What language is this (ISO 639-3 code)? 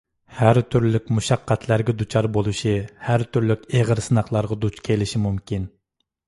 uig